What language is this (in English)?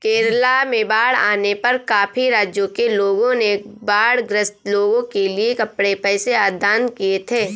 Hindi